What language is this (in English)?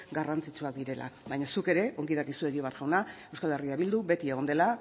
Basque